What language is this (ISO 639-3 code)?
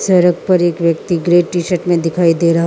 hin